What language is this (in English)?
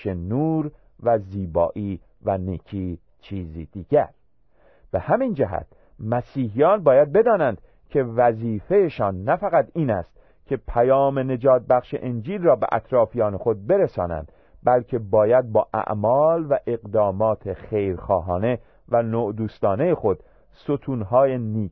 Persian